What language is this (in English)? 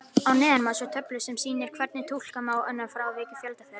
Icelandic